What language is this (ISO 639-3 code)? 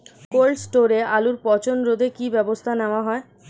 ben